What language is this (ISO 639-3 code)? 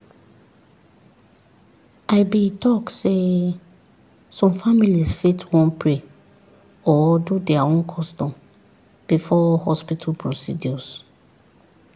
pcm